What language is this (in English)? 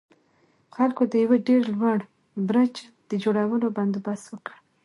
Pashto